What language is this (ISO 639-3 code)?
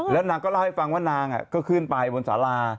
tha